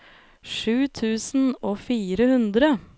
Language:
Norwegian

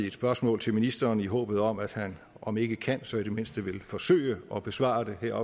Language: Danish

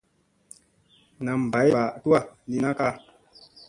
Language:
Musey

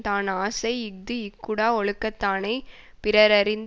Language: Tamil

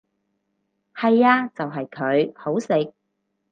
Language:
Cantonese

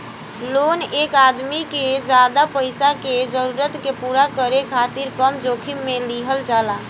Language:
Bhojpuri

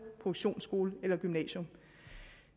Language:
Danish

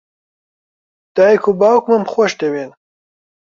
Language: Central Kurdish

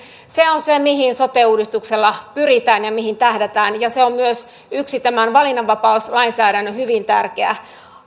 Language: Finnish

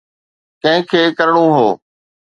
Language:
Sindhi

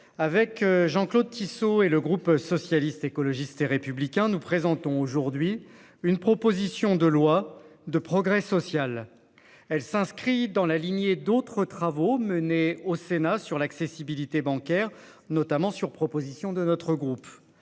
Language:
French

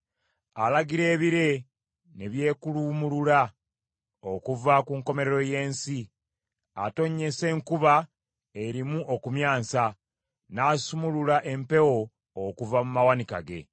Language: Ganda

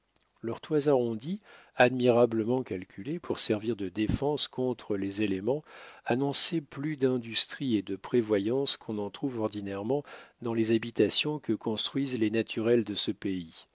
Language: French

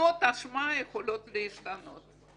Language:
Hebrew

